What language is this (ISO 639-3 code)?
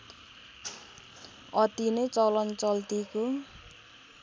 nep